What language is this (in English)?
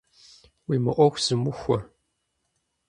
Kabardian